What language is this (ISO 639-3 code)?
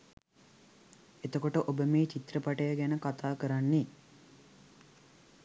sin